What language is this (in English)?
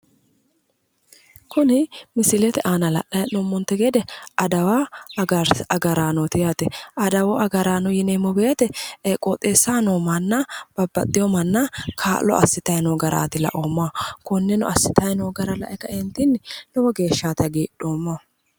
Sidamo